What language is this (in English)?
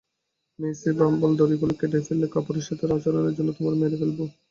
Bangla